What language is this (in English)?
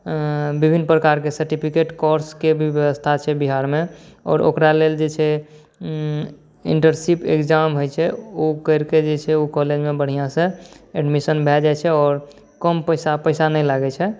Maithili